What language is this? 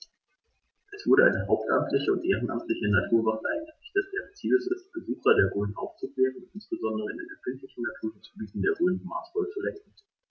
German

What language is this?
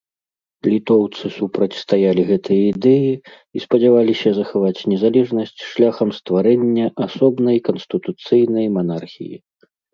Belarusian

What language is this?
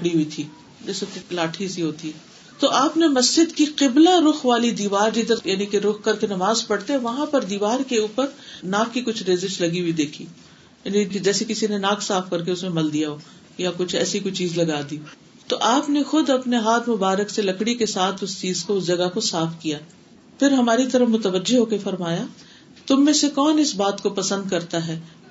Urdu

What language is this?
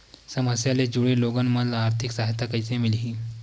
Chhattisgarhi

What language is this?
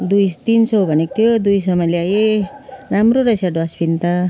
Nepali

